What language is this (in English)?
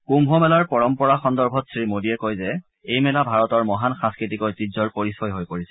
Assamese